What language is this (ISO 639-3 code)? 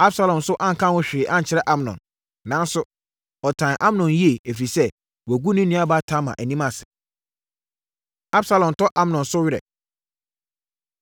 aka